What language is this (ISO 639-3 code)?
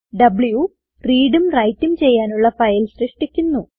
mal